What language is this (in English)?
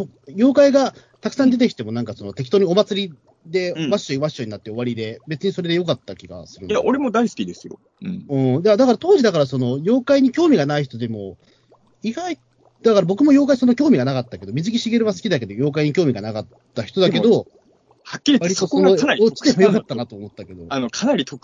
Japanese